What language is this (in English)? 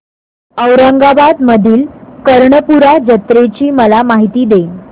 Marathi